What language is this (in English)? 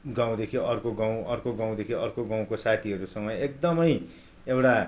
Nepali